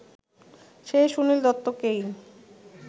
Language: Bangla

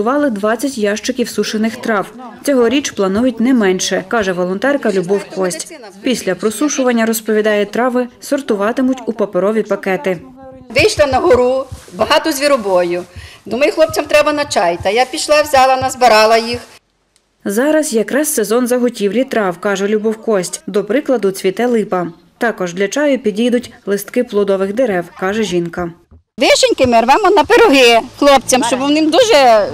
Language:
Ukrainian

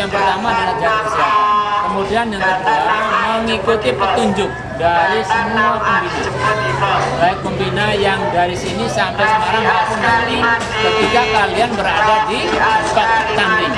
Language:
Indonesian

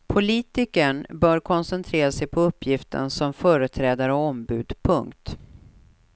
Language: Swedish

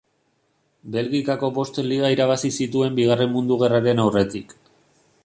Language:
Basque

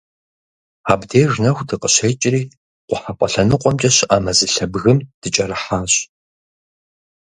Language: Kabardian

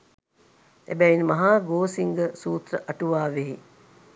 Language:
Sinhala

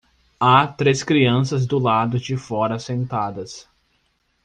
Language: Portuguese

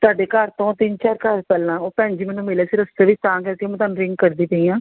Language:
Punjabi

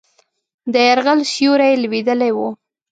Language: Pashto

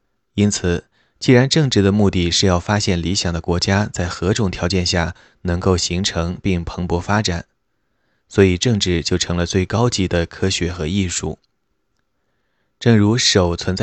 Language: Chinese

